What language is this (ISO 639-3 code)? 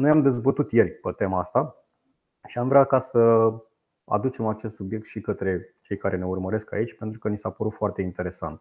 ron